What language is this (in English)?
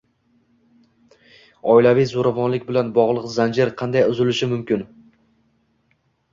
Uzbek